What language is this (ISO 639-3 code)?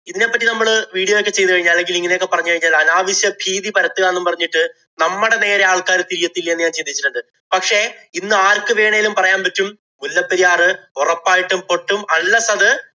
mal